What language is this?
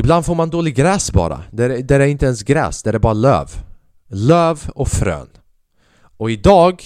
Swedish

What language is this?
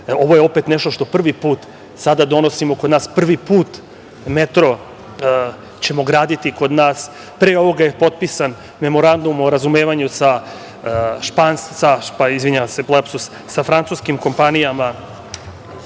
Serbian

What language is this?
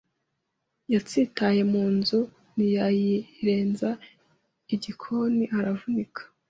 Kinyarwanda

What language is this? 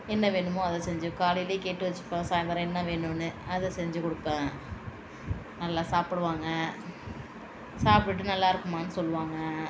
Tamil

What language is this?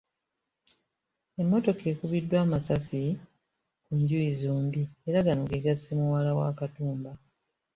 Ganda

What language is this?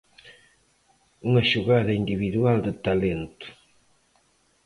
Galician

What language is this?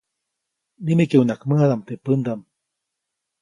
Copainalá Zoque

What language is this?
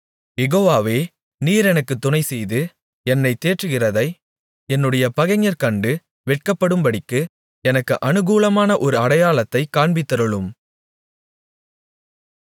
Tamil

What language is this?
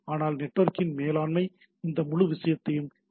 Tamil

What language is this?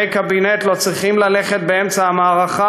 Hebrew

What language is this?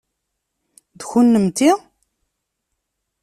Kabyle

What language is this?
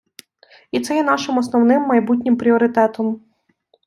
Ukrainian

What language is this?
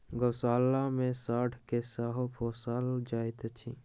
Maithili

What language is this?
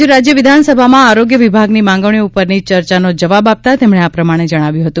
Gujarati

